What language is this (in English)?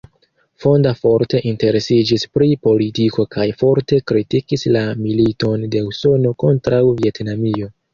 Esperanto